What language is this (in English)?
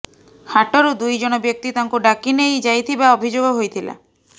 Odia